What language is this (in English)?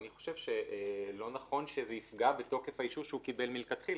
Hebrew